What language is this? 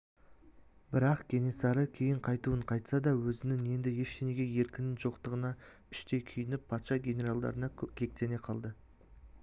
Kazakh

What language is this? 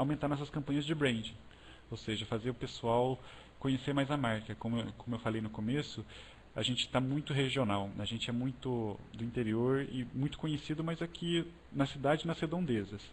Portuguese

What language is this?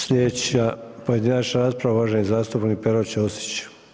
Croatian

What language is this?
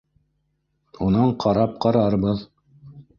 Bashkir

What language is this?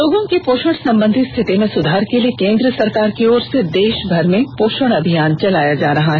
Hindi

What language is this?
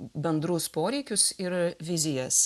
Lithuanian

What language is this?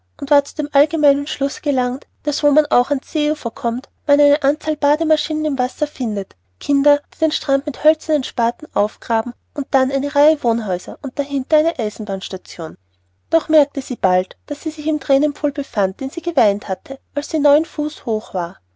German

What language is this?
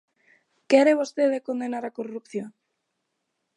Galician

